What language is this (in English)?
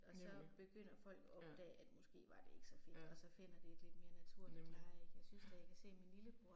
Danish